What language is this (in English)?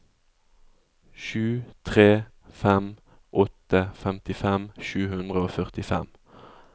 Norwegian